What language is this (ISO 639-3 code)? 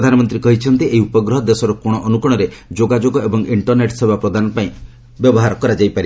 ori